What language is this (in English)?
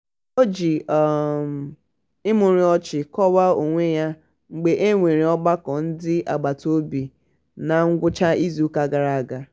Igbo